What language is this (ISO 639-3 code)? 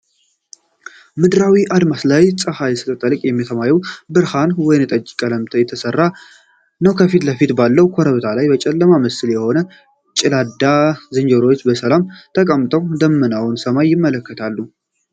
amh